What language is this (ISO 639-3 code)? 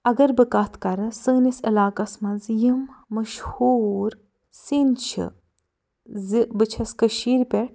kas